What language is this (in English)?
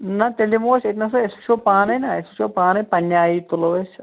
Kashmiri